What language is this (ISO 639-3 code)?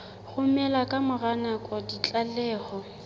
sot